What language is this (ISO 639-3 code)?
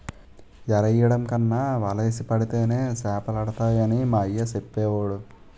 tel